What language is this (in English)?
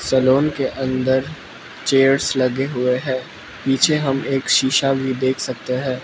Hindi